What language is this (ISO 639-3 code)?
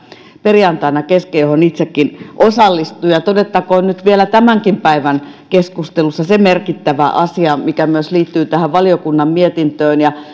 fin